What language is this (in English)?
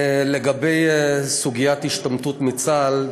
Hebrew